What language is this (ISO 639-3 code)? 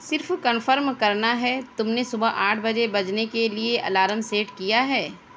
urd